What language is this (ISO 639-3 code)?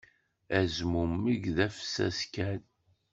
kab